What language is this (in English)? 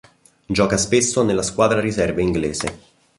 Italian